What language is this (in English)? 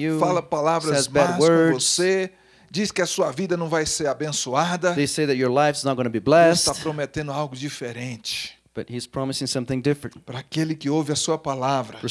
Portuguese